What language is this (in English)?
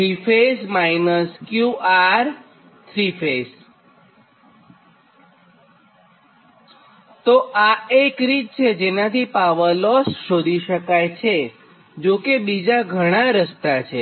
Gujarati